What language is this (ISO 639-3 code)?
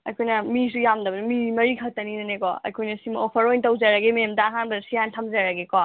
mni